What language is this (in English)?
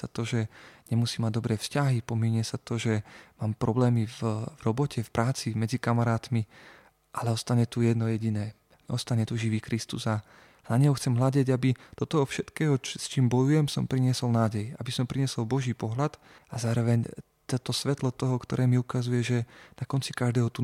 Slovak